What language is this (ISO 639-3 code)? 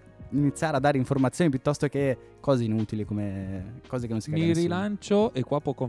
ita